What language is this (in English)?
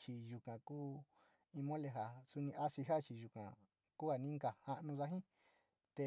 Sinicahua Mixtec